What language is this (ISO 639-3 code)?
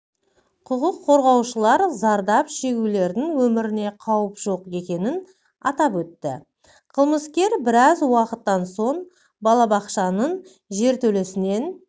kaz